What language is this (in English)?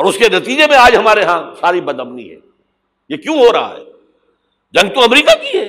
Urdu